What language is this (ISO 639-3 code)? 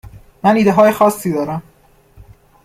fas